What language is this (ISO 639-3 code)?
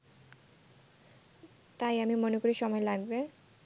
ben